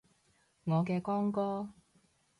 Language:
Cantonese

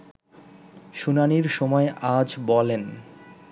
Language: Bangla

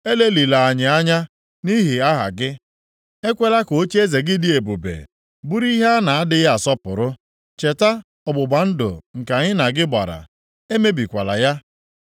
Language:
Igbo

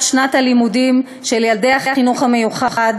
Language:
Hebrew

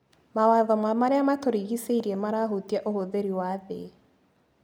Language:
Kikuyu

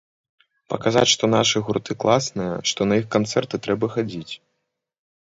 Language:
Belarusian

